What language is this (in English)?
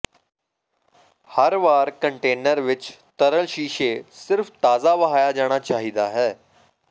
Punjabi